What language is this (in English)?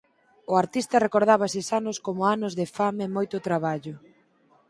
Galician